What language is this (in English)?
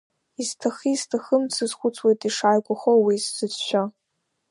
Abkhazian